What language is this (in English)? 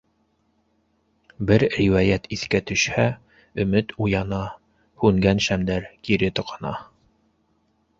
Bashkir